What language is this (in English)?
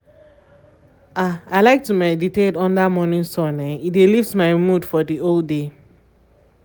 Nigerian Pidgin